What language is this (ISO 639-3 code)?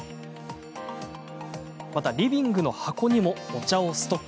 jpn